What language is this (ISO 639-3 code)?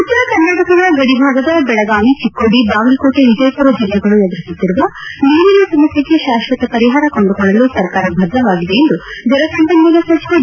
kan